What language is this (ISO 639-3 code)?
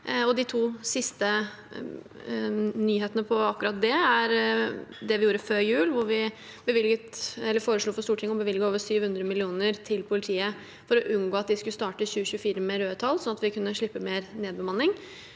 nor